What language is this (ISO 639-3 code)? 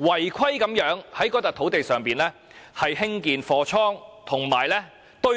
yue